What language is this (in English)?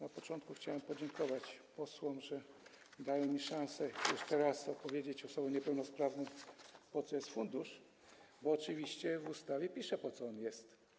Polish